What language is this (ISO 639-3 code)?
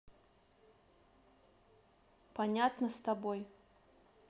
rus